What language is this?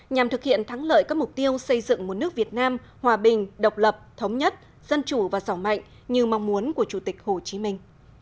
Vietnamese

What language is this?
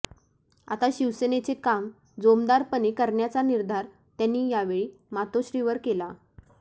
Marathi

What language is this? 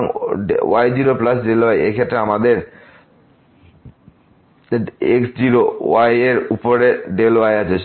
Bangla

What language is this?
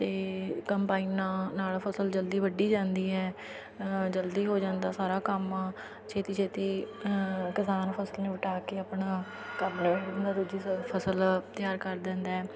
Punjabi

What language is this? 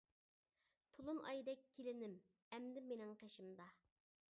Uyghur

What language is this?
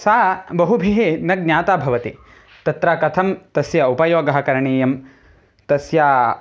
Sanskrit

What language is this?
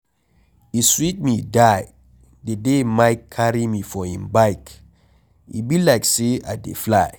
Nigerian Pidgin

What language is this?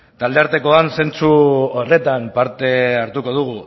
Basque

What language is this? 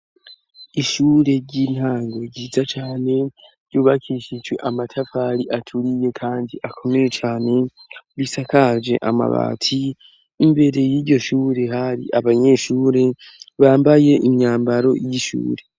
Rundi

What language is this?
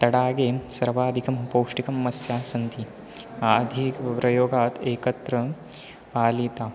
Sanskrit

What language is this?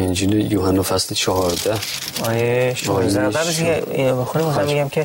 Persian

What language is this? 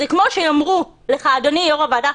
Hebrew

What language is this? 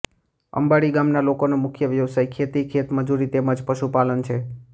Gujarati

